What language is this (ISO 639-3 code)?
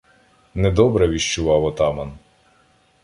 ukr